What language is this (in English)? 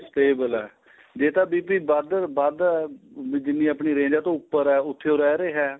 Punjabi